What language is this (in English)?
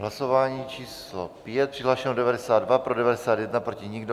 Czech